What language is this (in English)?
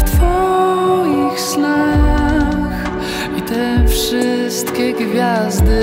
Polish